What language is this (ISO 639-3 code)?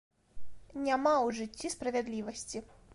bel